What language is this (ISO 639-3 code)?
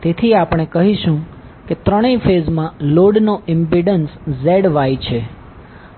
guj